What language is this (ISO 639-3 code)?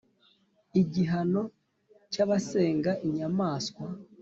kin